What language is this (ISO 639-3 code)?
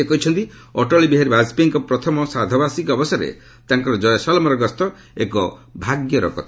ori